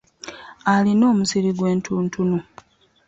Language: Ganda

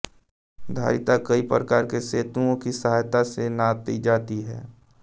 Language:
Hindi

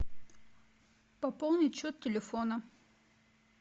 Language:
Russian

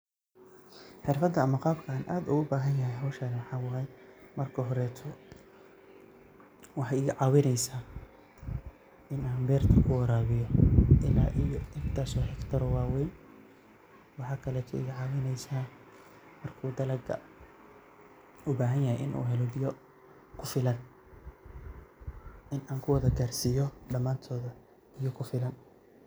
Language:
Somali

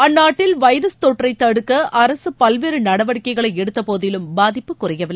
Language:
Tamil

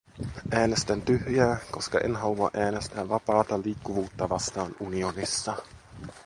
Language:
Finnish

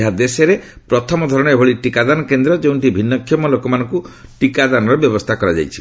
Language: Odia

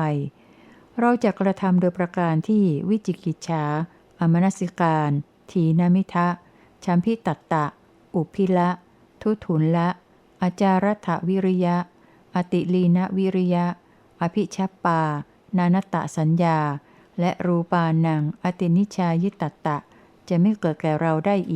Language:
Thai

